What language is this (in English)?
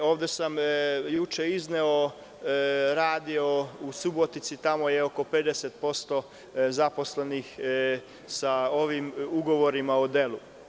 Serbian